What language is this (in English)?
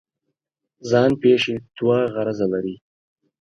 Pashto